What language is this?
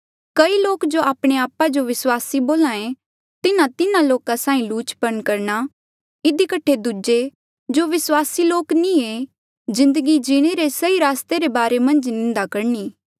Mandeali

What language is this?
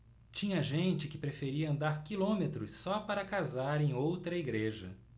Portuguese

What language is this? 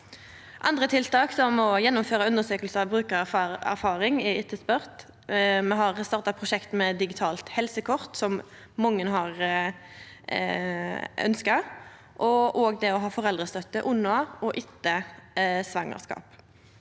Norwegian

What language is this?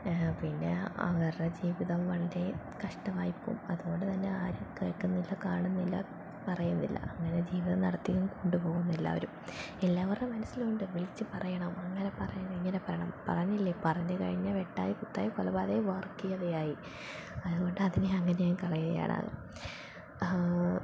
Malayalam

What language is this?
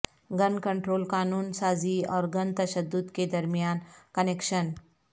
Urdu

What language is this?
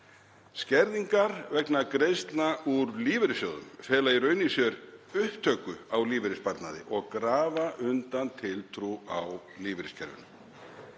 Icelandic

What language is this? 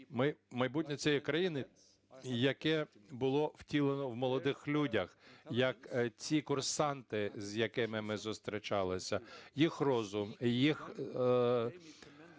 Ukrainian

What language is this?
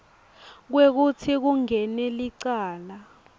Swati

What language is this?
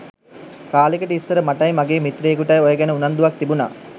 Sinhala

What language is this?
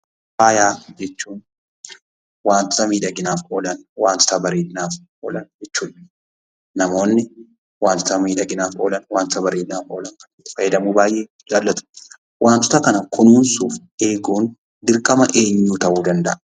Oromo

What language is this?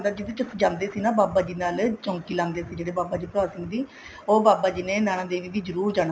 Punjabi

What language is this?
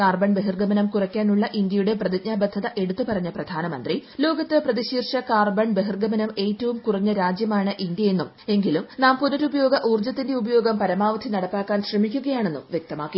Malayalam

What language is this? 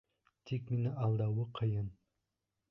Bashkir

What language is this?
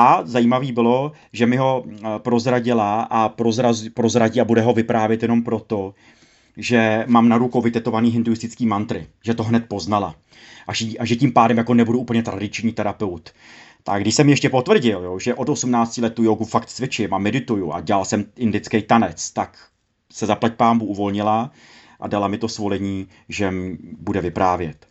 Czech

